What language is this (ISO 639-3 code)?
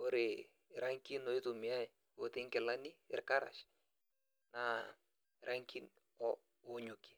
mas